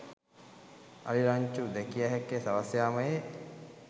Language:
Sinhala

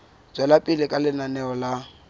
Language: Southern Sotho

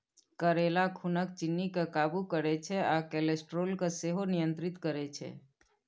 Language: Maithili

